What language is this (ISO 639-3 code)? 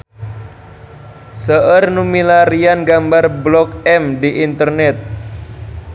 sun